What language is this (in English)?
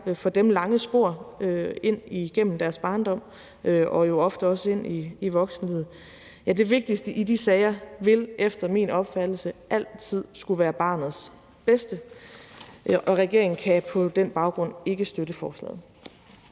Danish